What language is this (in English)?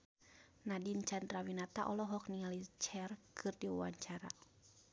Sundanese